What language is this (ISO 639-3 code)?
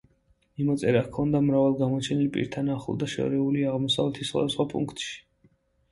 kat